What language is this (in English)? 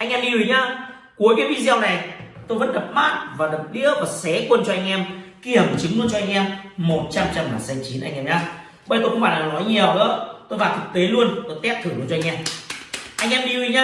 Vietnamese